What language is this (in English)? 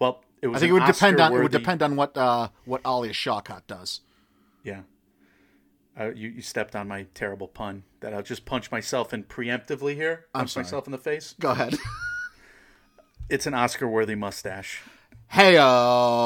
English